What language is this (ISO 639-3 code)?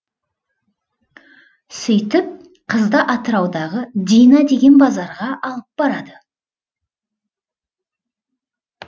kaz